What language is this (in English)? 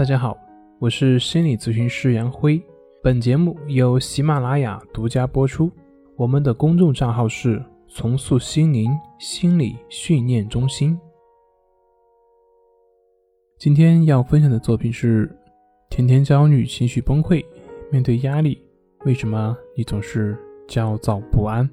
Chinese